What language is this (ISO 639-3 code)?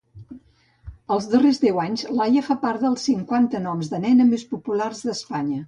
cat